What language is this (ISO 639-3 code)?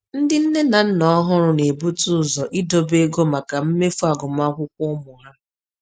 ibo